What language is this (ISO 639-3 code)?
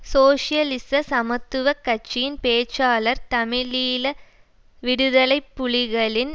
tam